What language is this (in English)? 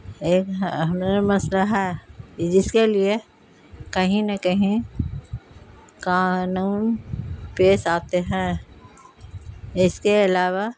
Urdu